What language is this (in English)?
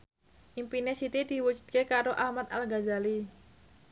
Javanese